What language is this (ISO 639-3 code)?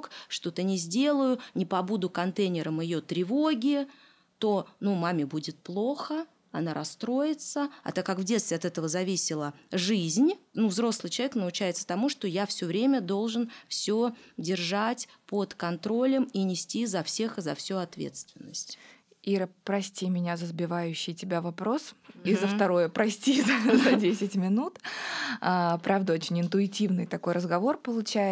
rus